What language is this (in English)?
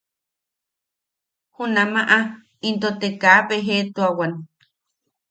Yaqui